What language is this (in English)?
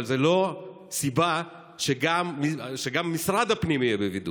Hebrew